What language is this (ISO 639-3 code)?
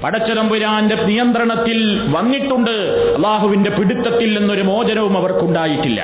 mal